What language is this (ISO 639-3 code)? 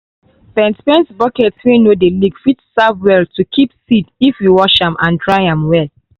pcm